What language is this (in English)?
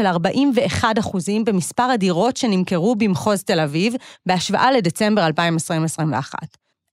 Hebrew